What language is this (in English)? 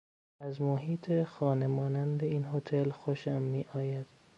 Persian